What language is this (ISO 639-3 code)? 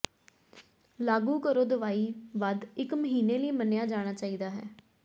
pan